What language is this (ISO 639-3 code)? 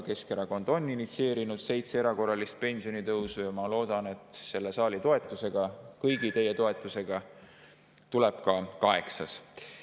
est